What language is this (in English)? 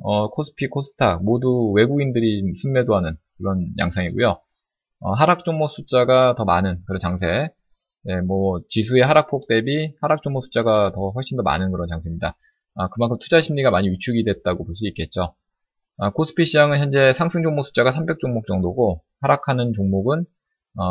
Korean